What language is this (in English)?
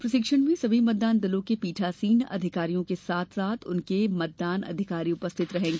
Hindi